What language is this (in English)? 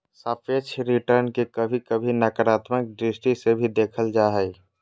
Magahi